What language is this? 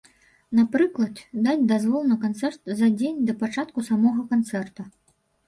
Belarusian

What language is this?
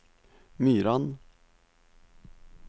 Norwegian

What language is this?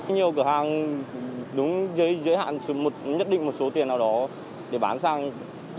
Vietnamese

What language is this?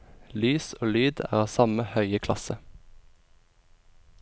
Norwegian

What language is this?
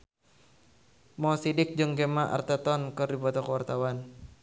Sundanese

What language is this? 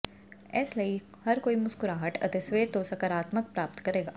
Punjabi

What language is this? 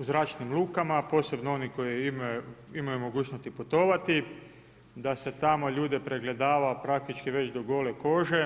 Croatian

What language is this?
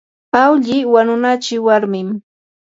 Yanahuanca Pasco Quechua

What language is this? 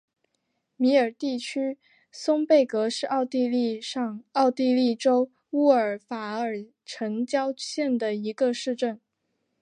Chinese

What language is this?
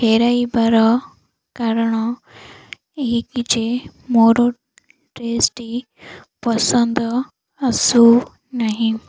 Odia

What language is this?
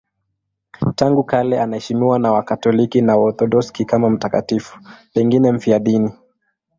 Swahili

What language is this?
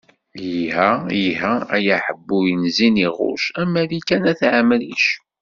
Kabyle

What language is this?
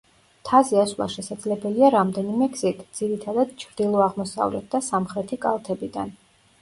Georgian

